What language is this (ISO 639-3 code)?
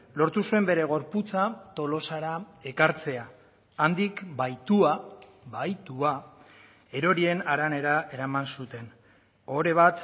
eus